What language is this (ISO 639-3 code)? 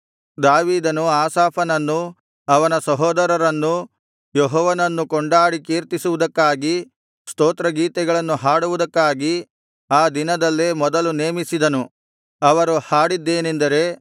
kan